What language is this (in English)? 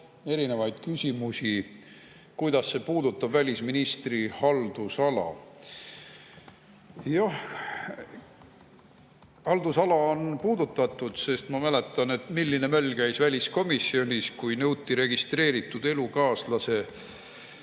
Estonian